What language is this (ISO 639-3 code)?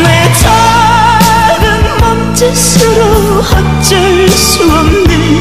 kor